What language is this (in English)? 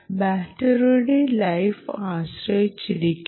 Malayalam